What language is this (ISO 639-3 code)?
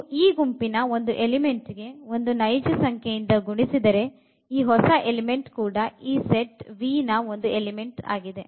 kan